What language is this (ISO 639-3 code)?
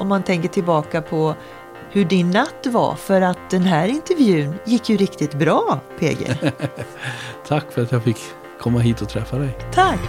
swe